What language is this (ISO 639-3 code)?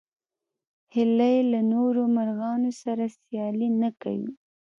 pus